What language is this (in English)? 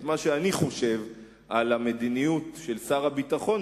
Hebrew